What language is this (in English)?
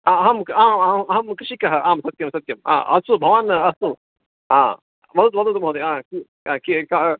Sanskrit